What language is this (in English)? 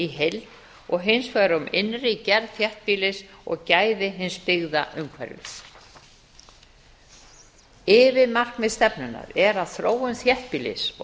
Icelandic